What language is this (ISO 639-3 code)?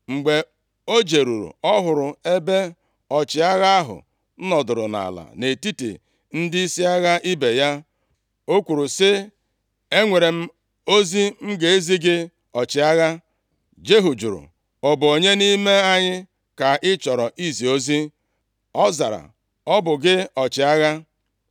ibo